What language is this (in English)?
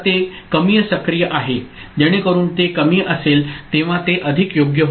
Marathi